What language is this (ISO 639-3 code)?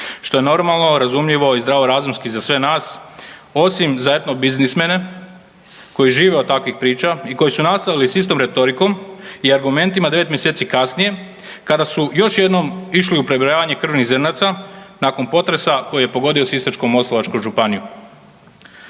hrv